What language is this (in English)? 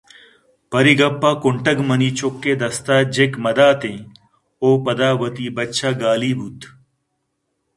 Eastern Balochi